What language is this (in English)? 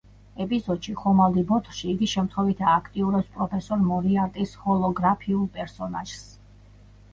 Georgian